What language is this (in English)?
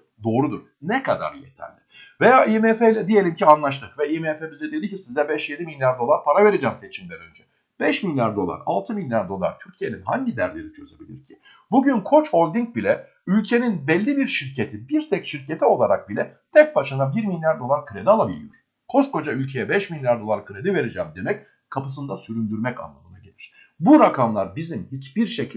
Turkish